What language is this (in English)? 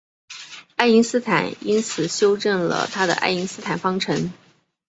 Chinese